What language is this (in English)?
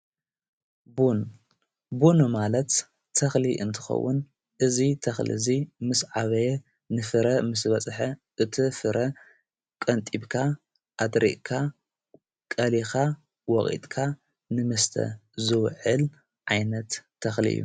Tigrinya